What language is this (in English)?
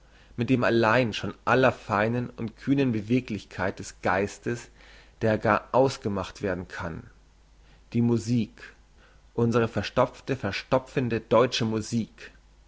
German